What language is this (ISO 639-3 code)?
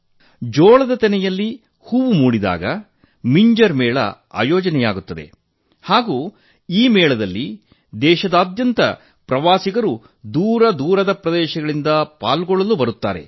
kan